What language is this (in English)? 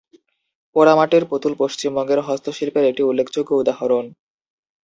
Bangla